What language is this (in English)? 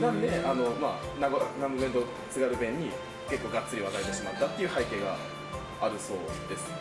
Japanese